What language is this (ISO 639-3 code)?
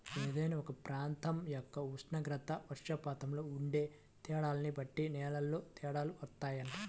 tel